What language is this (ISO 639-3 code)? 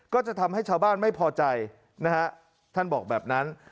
tha